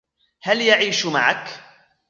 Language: Arabic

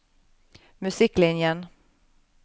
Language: Norwegian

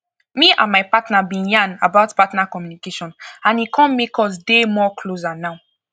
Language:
Nigerian Pidgin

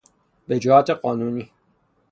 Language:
Persian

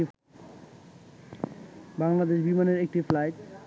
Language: Bangla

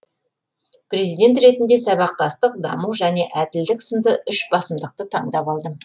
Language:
Kazakh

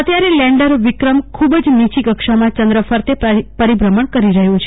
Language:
Gujarati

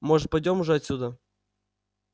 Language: Russian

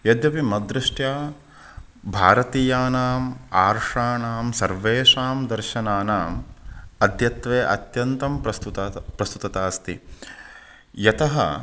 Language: Sanskrit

